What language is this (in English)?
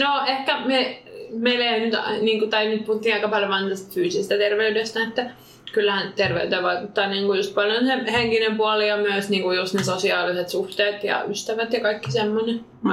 Finnish